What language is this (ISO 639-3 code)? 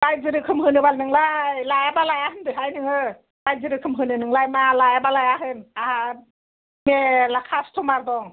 brx